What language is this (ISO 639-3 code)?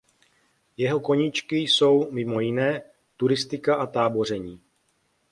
ces